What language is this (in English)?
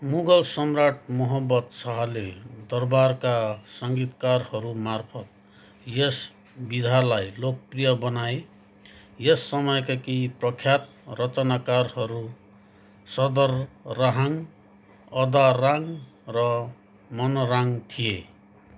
Nepali